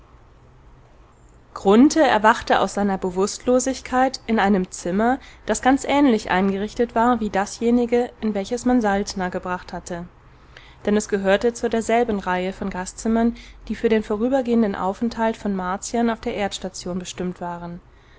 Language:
German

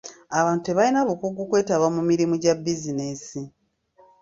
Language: Ganda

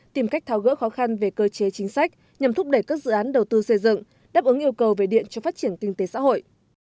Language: Vietnamese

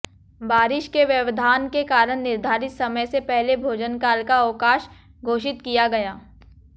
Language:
Hindi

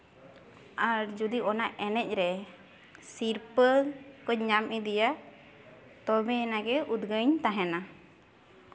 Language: Santali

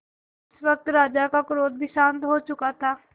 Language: Hindi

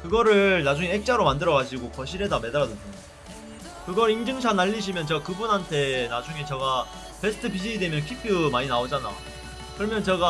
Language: Korean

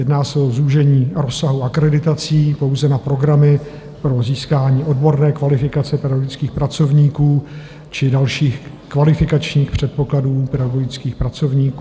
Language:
Czech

